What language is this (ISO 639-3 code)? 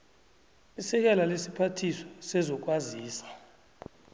nbl